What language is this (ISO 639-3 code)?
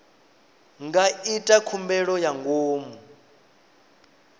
ven